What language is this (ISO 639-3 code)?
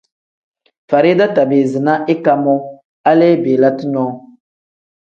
kdh